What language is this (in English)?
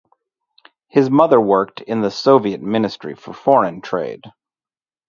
English